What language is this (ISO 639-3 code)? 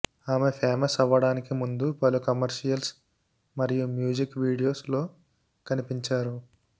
tel